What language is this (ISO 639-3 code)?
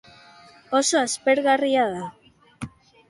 eus